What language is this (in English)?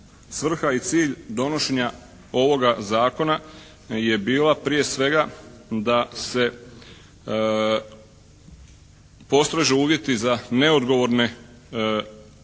Croatian